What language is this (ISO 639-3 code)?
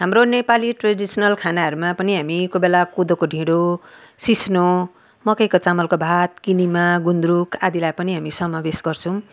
nep